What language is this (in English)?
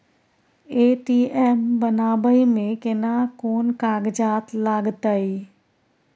Maithili